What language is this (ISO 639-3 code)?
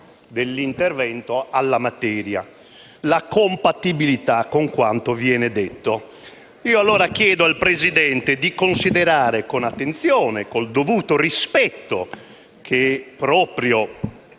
ita